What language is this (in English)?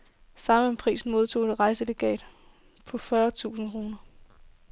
Danish